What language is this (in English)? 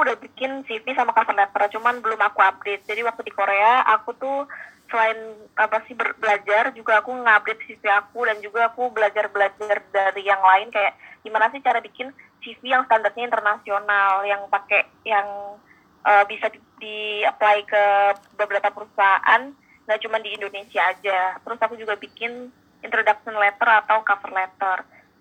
Indonesian